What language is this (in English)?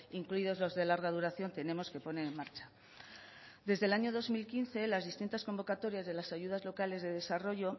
Spanish